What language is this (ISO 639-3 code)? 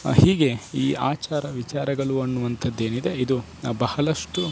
kan